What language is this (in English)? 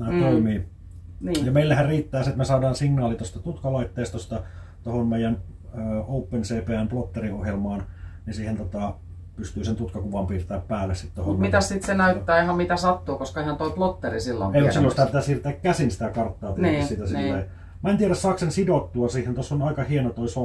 Finnish